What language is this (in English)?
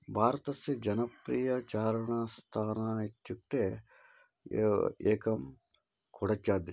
Sanskrit